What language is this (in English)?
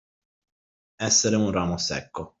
Italian